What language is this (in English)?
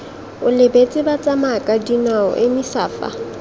Tswana